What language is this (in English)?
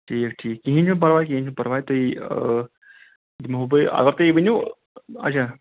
Kashmiri